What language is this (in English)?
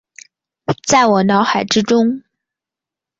Chinese